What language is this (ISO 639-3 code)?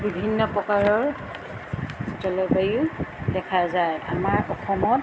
asm